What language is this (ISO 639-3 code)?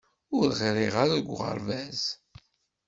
kab